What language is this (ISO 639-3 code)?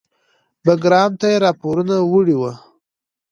pus